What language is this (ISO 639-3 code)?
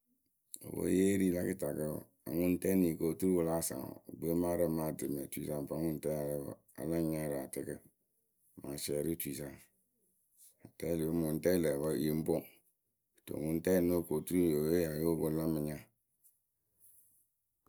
keu